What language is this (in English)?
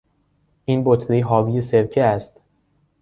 Persian